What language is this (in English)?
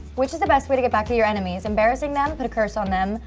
English